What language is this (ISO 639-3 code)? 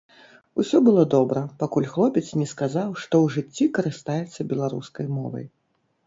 bel